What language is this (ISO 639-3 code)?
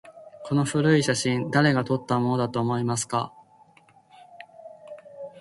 jpn